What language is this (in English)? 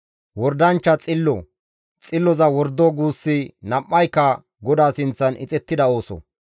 Gamo